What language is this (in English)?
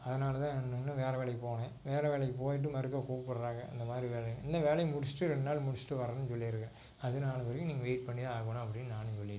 Tamil